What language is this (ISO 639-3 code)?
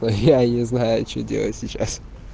rus